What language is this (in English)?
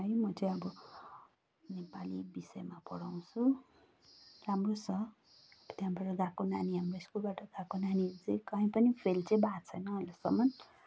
Nepali